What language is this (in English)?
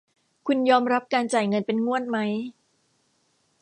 Thai